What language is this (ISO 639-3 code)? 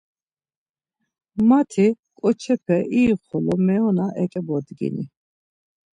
lzz